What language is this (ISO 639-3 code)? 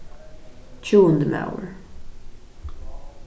fao